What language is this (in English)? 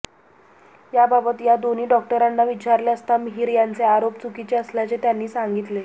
Marathi